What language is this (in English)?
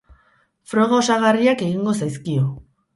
Basque